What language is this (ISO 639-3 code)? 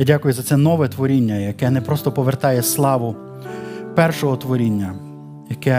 ukr